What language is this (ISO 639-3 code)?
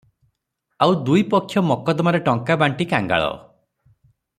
ori